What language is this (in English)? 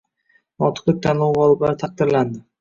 Uzbek